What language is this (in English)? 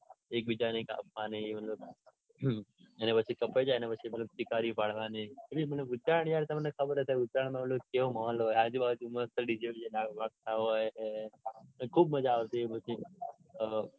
Gujarati